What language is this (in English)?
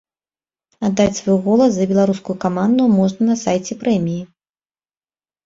Belarusian